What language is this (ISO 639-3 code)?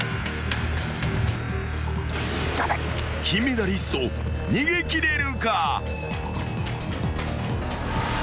jpn